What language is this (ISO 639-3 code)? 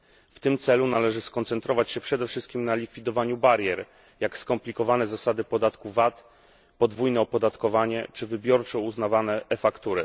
pol